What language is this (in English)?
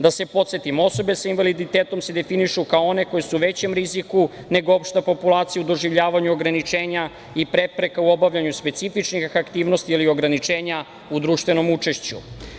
Serbian